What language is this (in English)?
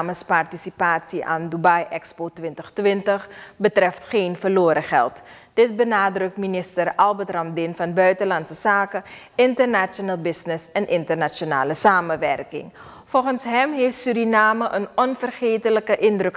Dutch